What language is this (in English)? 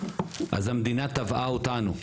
Hebrew